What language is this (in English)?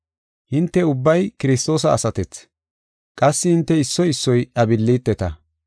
Gofa